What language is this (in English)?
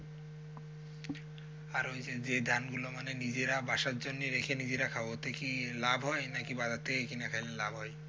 Bangla